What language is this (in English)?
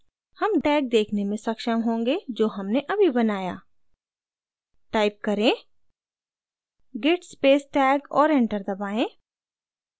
Hindi